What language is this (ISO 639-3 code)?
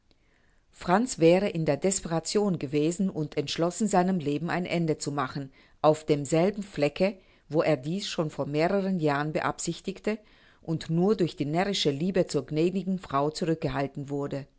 deu